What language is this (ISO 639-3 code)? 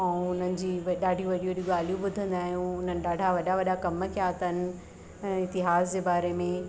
snd